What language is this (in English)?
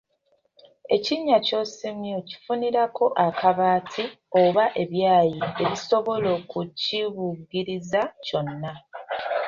Ganda